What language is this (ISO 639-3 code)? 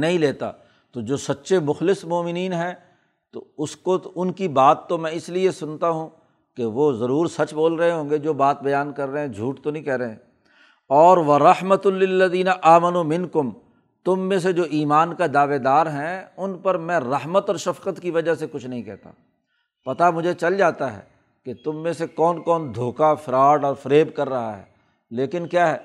urd